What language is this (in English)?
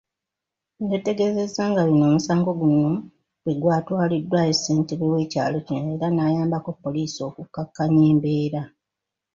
Ganda